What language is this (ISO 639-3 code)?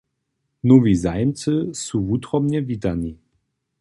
hsb